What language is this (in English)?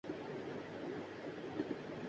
Urdu